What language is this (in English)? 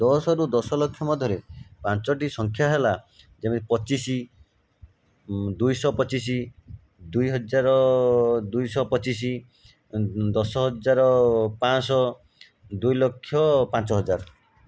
Odia